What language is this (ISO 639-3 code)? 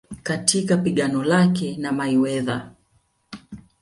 swa